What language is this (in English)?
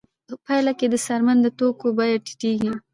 Pashto